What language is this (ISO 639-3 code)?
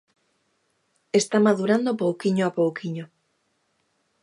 glg